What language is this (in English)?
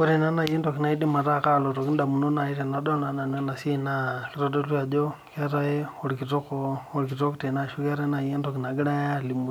Masai